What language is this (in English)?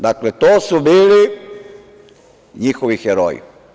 Serbian